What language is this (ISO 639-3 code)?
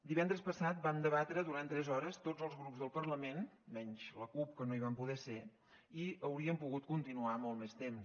cat